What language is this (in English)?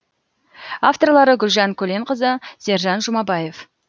Kazakh